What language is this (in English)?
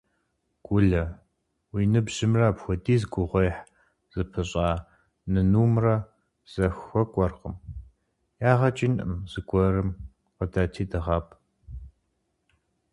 Kabardian